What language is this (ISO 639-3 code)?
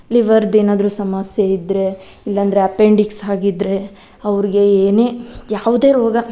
kan